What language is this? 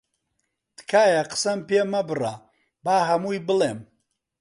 Central Kurdish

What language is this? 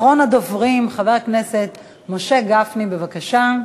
Hebrew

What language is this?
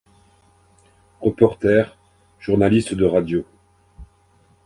French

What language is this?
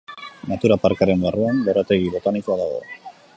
Basque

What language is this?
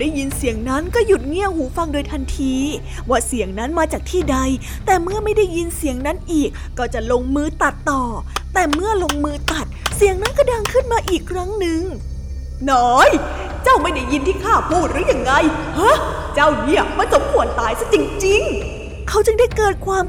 Thai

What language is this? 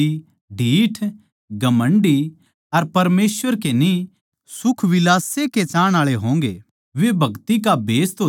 Haryanvi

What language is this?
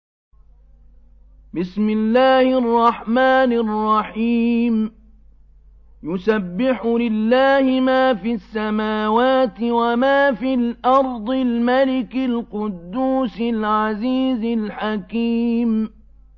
Arabic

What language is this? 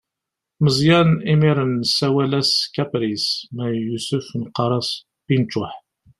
Kabyle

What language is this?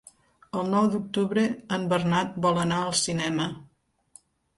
Catalan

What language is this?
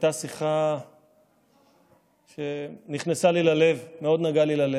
Hebrew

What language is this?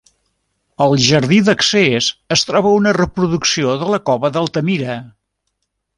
Catalan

